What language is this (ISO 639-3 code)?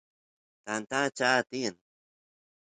qus